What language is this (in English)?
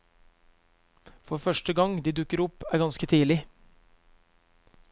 Norwegian